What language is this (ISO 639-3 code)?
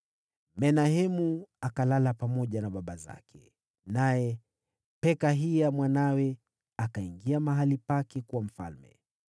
swa